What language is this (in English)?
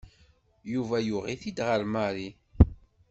Kabyle